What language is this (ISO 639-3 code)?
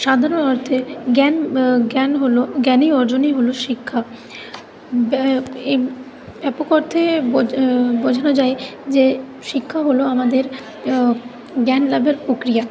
ben